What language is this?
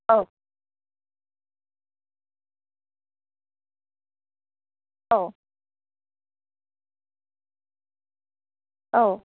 Bodo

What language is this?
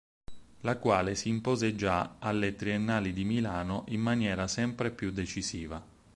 Italian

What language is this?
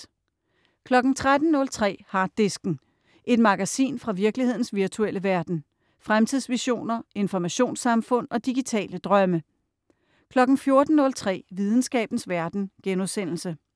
Danish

